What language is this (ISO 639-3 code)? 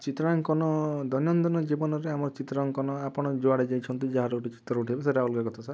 ori